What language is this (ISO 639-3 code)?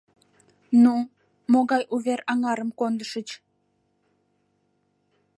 chm